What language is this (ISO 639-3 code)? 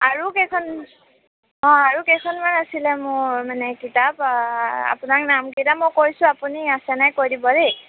asm